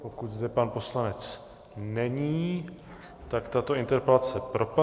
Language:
Czech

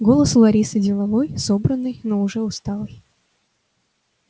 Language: Russian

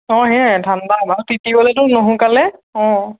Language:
Assamese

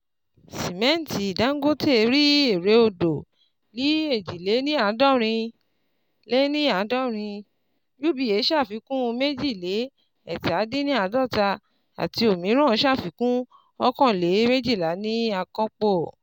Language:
Yoruba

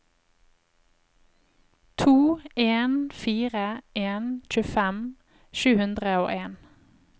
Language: Norwegian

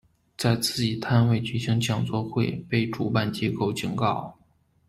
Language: Chinese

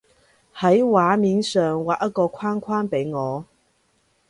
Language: Cantonese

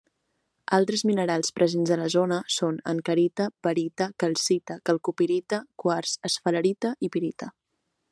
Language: Catalan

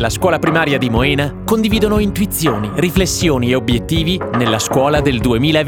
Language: Italian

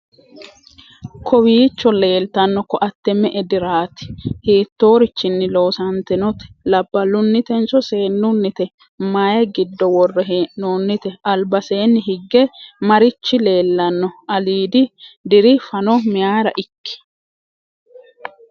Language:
Sidamo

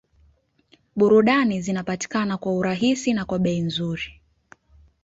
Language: Swahili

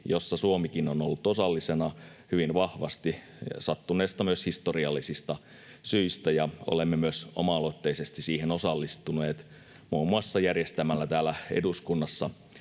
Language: Finnish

